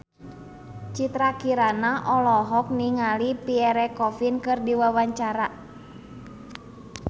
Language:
Sundanese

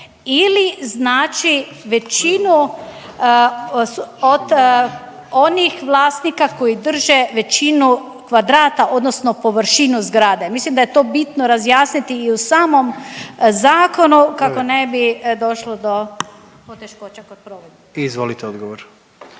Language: Croatian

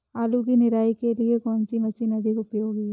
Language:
Hindi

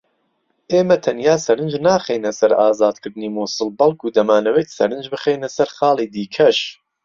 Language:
Central Kurdish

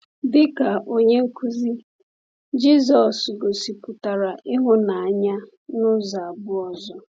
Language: Igbo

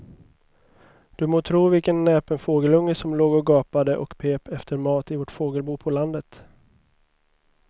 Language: Swedish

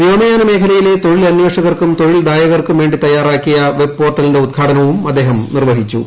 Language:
Malayalam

